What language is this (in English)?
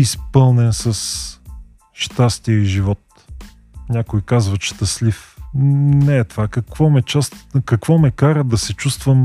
Bulgarian